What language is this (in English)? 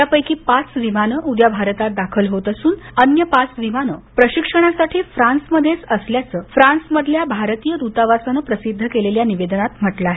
Marathi